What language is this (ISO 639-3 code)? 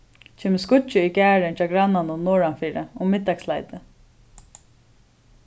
fao